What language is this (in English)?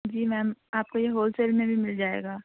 Urdu